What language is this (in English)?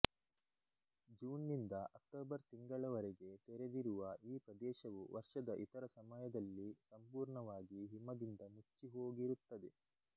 Kannada